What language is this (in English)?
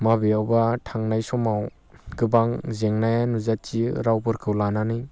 Bodo